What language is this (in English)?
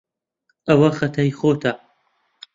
Central Kurdish